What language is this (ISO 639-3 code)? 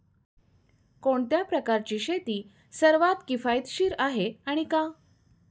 mar